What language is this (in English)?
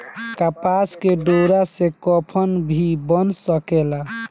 Bhojpuri